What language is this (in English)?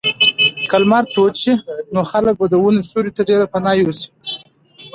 Pashto